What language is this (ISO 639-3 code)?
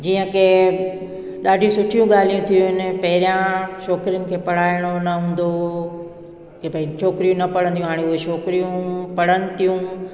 snd